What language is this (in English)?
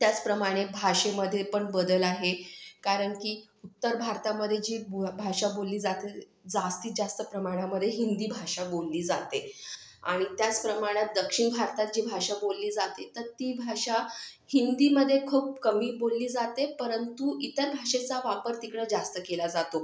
Marathi